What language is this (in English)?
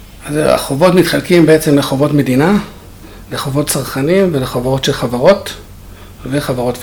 Hebrew